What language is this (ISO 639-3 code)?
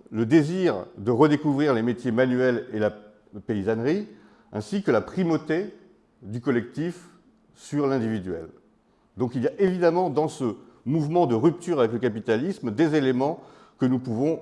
fra